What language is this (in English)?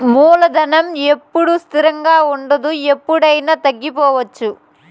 Telugu